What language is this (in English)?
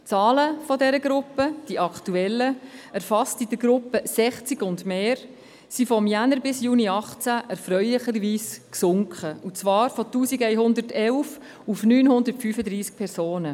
Swiss German